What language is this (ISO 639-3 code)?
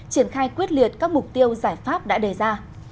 vie